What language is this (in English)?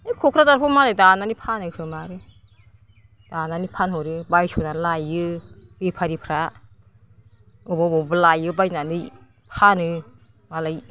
Bodo